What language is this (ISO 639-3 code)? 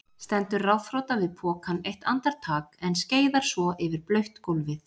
isl